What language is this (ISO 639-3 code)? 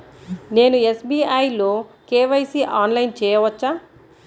tel